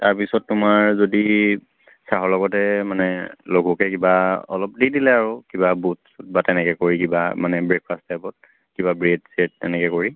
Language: Assamese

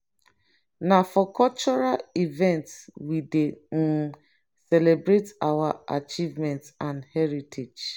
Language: Nigerian Pidgin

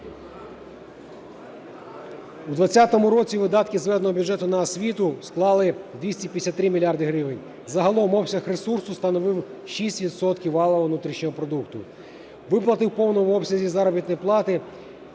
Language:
Ukrainian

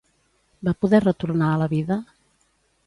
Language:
Catalan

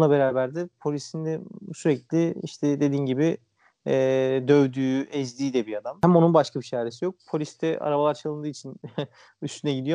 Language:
Turkish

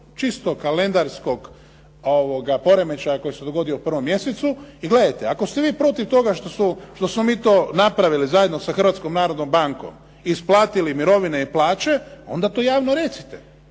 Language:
Croatian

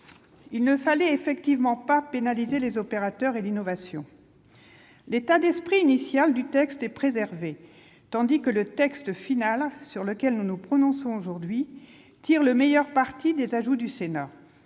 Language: French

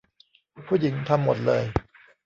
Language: Thai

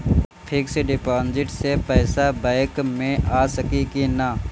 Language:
Bhojpuri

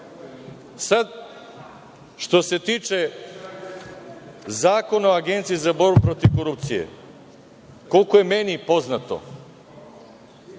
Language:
Serbian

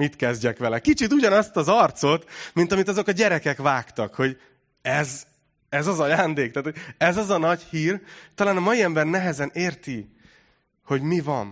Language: Hungarian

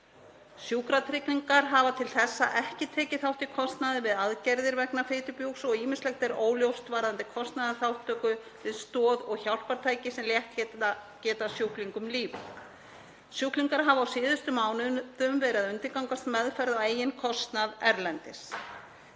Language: Icelandic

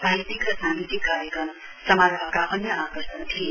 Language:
Nepali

